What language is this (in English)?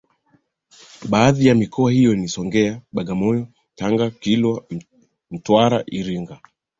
Swahili